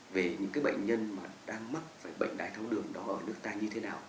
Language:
Vietnamese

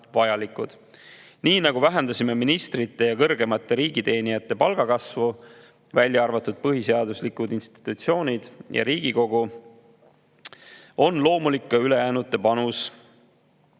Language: Estonian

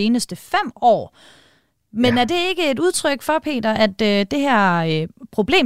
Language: Danish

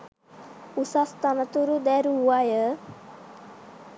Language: Sinhala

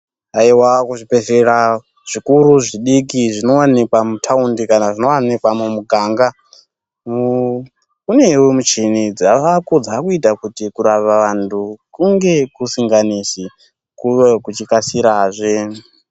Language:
Ndau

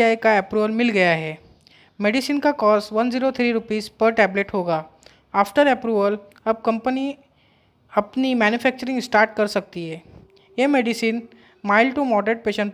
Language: Hindi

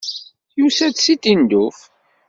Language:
Kabyle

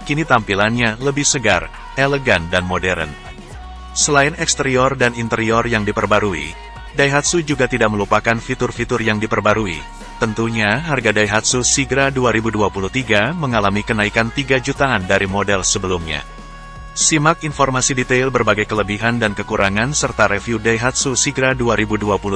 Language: Indonesian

